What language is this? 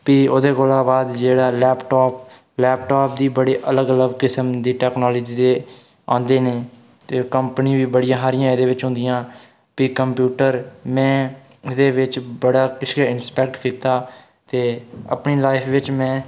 Dogri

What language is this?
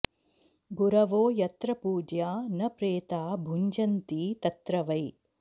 Sanskrit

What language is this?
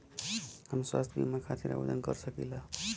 Bhojpuri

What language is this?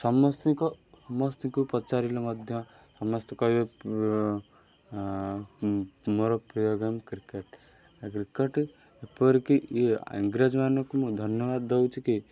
Odia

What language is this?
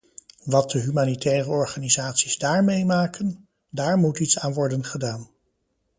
Dutch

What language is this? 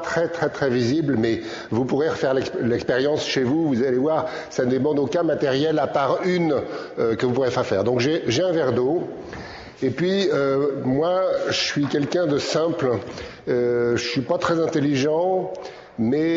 French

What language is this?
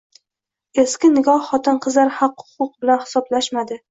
Uzbek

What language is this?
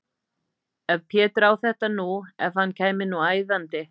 Icelandic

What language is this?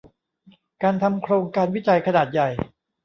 Thai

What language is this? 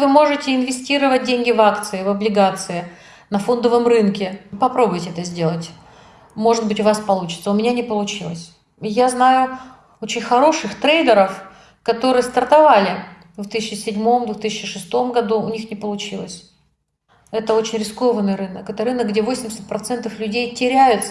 Russian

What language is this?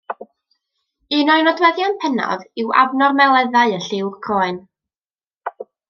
Welsh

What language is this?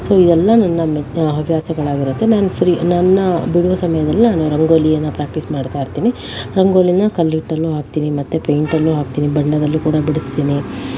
Kannada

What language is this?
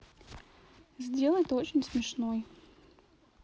Russian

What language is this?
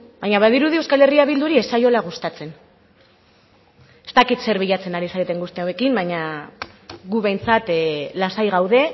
Basque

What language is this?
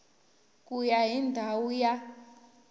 Tsonga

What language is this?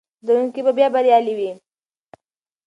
Pashto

